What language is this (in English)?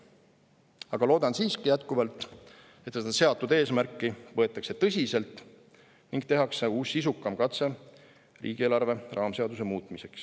Estonian